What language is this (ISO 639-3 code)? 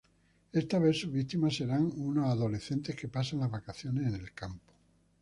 spa